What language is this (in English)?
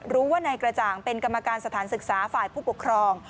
Thai